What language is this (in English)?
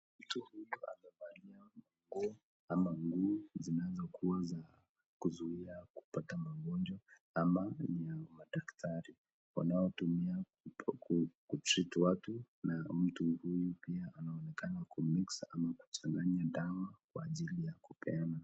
Swahili